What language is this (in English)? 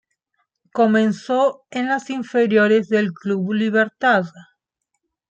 Spanish